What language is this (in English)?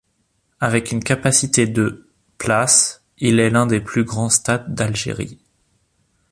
French